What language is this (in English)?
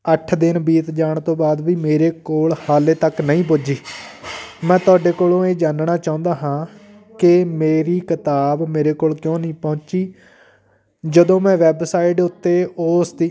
Punjabi